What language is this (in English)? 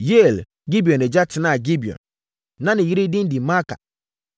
Akan